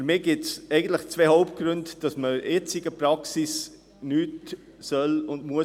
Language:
Swiss German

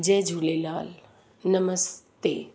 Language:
Sindhi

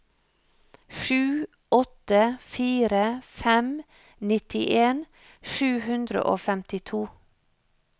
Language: Norwegian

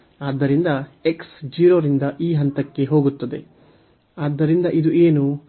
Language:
Kannada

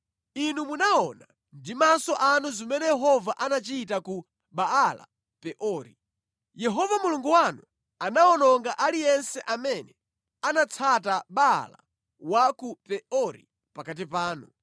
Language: Nyanja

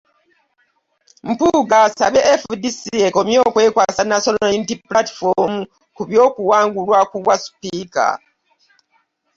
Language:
Ganda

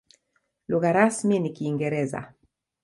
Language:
Swahili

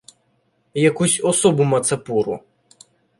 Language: Ukrainian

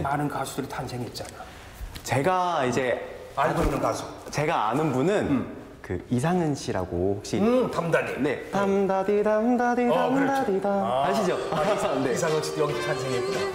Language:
Korean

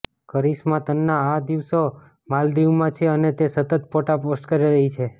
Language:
Gujarati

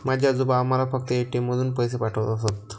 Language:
Marathi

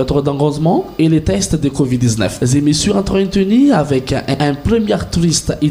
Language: French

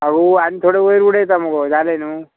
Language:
Konkani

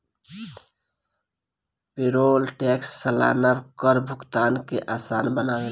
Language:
Bhojpuri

